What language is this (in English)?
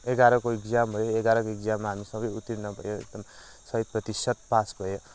Nepali